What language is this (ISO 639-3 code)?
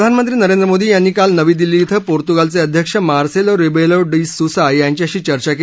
mar